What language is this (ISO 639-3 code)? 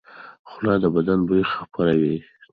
pus